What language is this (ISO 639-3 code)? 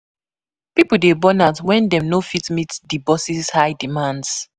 pcm